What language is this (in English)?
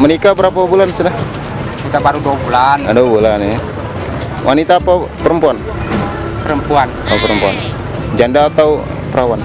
Indonesian